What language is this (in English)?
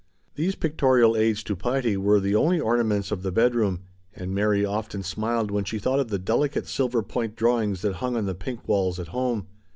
English